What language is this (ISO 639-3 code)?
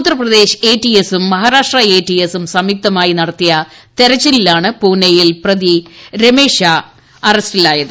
mal